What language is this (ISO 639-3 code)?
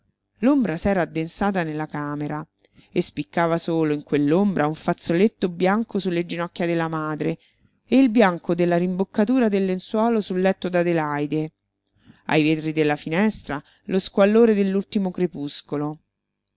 ita